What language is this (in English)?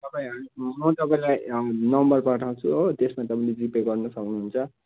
Nepali